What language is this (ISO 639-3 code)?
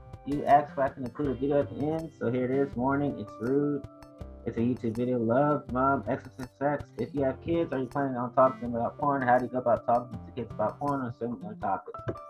eng